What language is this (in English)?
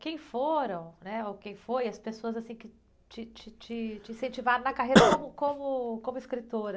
Portuguese